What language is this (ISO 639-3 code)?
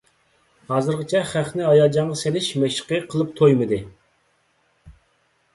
uig